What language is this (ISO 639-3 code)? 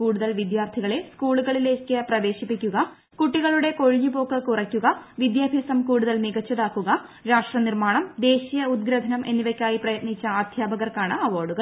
mal